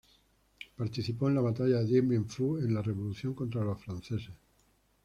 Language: Spanish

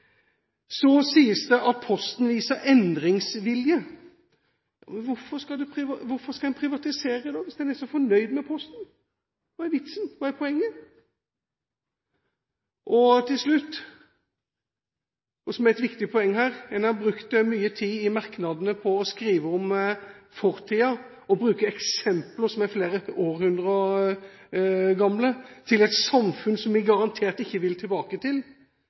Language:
Norwegian Bokmål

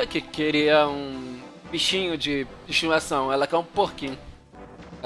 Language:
Portuguese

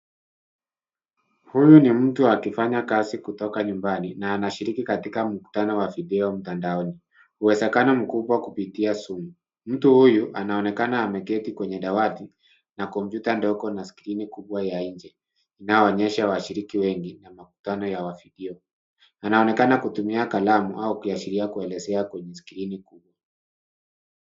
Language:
Swahili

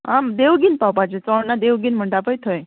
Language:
Konkani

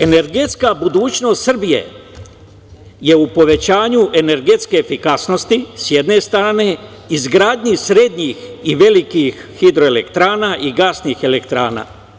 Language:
Serbian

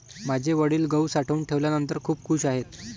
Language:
Marathi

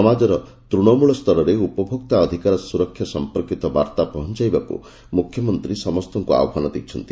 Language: Odia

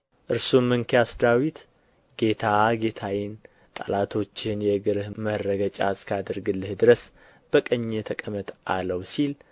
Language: Amharic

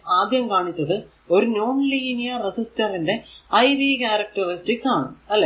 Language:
Malayalam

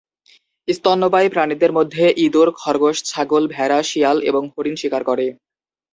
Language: Bangla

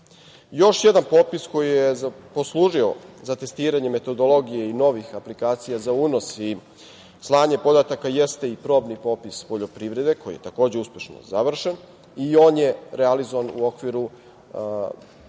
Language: Serbian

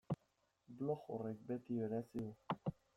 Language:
Basque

